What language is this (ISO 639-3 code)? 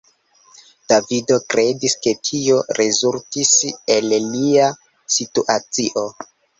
epo